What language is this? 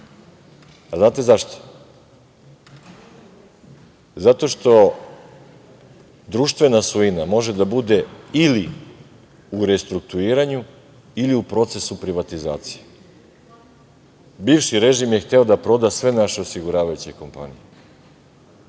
Serbian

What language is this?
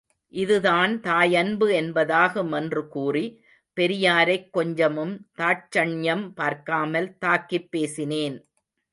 Tamil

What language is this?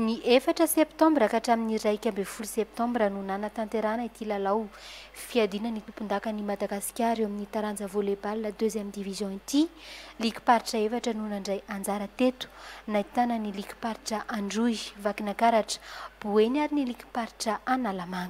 Romanian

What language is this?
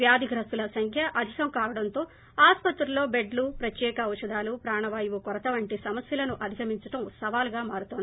Telugu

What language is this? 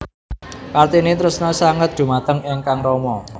Javanese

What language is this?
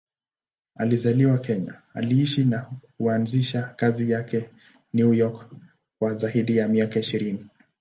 Swahili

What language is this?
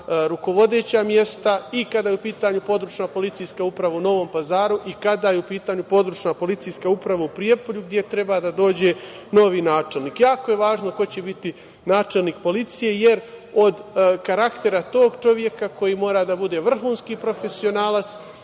Serbian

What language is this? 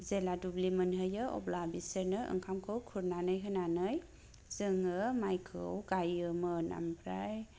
Bodo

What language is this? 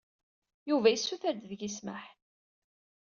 Kabyle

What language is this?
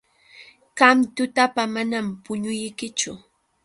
Yauyos Quechua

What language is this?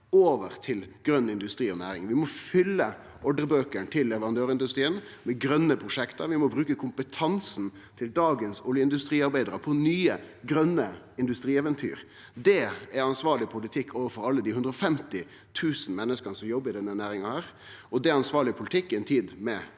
Norwegian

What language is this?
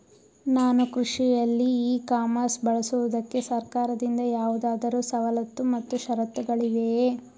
Kannada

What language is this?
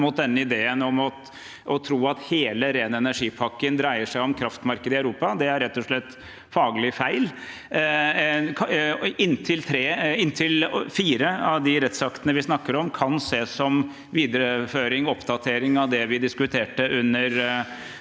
Norwegian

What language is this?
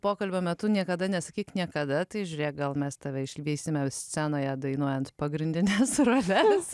Lithuanian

